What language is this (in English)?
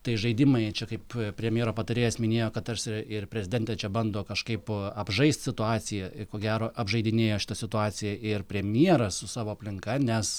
Lithuanian